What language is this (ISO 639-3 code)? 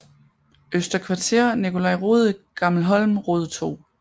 dan